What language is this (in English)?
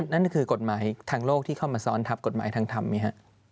Thai